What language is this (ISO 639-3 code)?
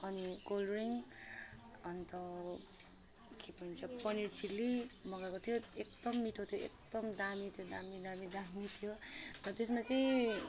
nep